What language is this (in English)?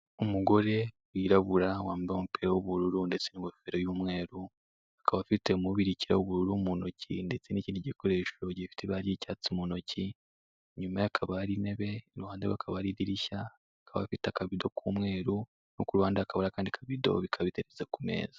Kinyarwanda